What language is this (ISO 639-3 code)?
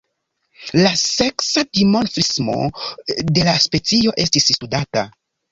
epo